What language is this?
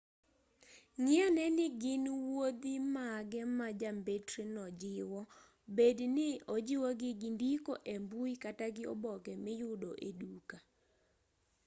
Luo (Kenya and Tanzania)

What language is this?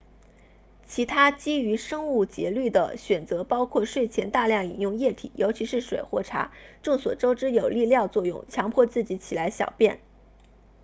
Chinese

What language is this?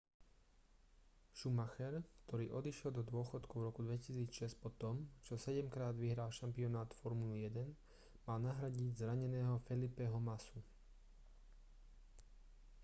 Slovak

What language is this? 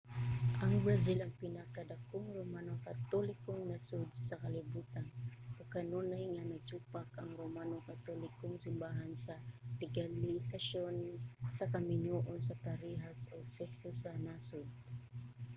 Cebuano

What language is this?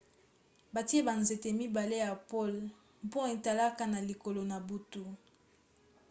Lingala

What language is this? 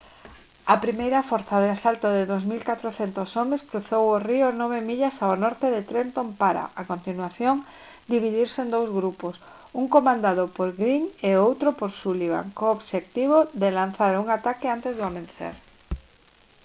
Galician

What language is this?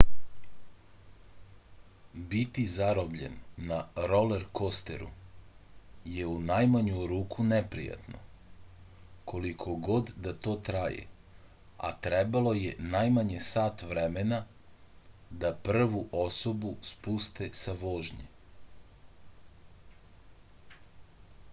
Serbian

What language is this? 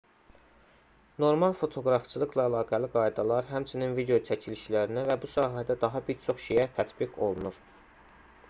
Azerbaijani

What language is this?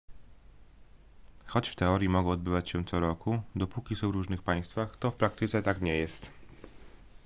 Polish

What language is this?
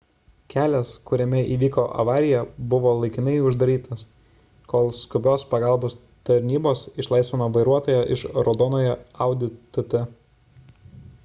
Lithuanian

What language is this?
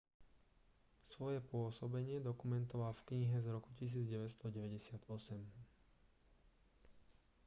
Slovak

